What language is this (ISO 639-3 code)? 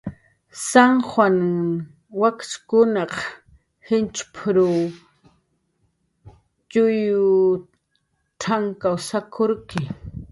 jqr